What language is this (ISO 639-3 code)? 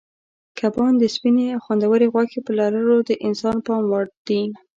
pus